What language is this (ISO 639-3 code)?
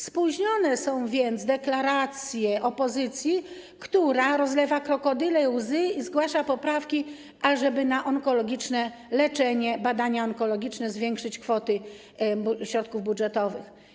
pol